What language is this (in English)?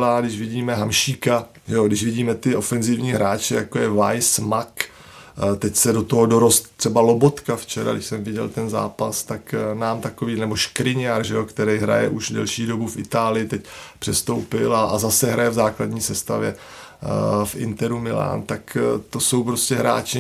Czech